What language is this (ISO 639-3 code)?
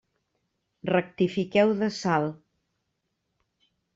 cat